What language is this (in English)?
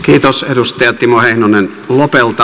Finnish